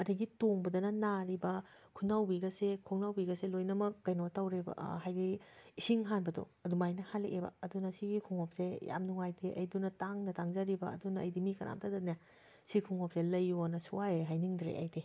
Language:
Manipuri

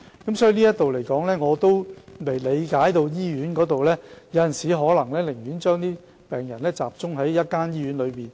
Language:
Cantonese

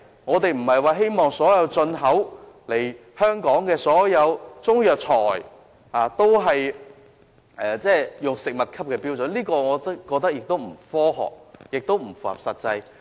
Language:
Cantonese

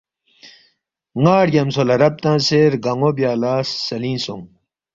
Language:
Balti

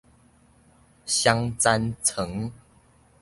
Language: Min Nan Chinese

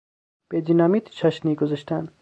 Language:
Persian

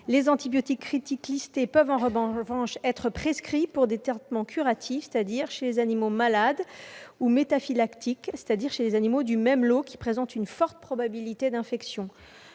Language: French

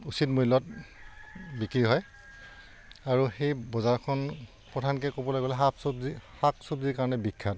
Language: Assamese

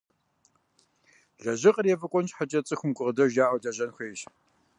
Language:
Kabardian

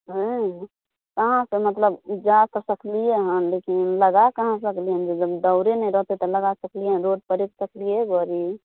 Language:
Maithili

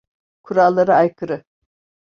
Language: Turkish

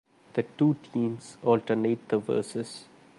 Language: English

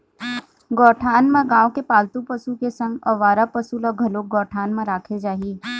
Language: Chhattisgarhi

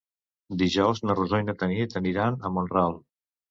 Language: Catalan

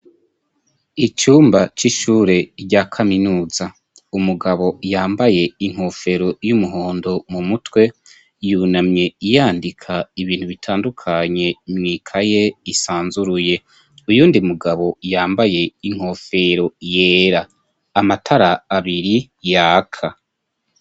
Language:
Rundi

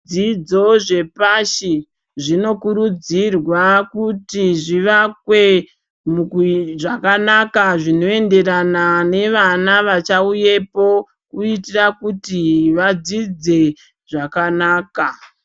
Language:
Ndau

